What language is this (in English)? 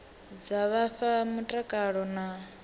Venda